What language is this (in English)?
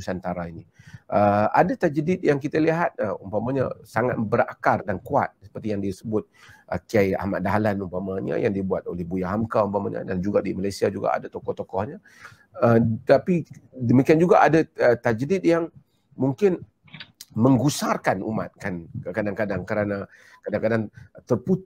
Malay